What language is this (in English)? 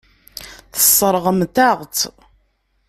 Kabyle